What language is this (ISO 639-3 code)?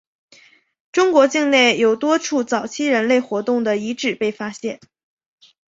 zho